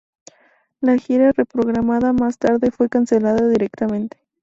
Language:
Spanish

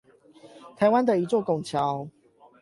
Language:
Chinese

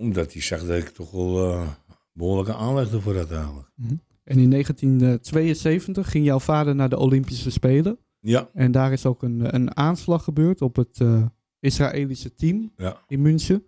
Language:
Dutch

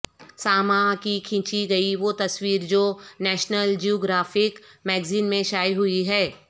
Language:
Urdu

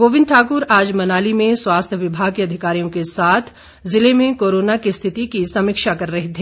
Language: Hindi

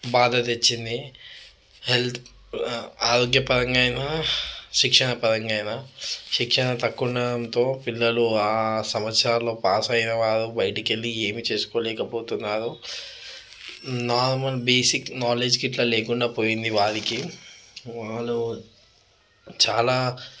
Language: Telugu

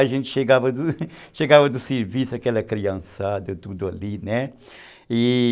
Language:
Portuguese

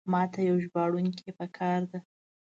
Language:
Pashto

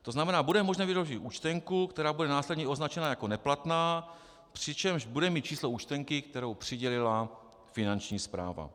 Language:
Czech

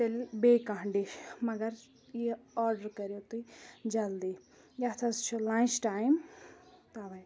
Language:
Kashmiri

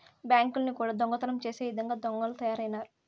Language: Telugu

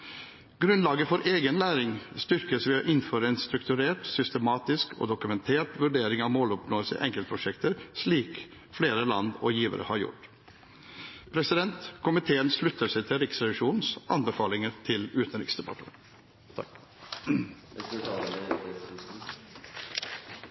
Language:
Norwegian Bokmål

